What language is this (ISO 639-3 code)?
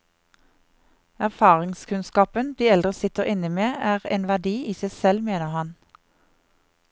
nor